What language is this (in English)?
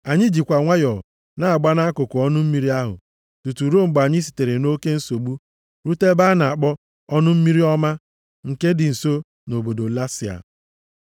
Igbo